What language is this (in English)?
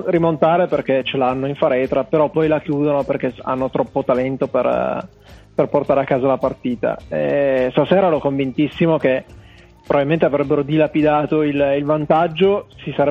Italian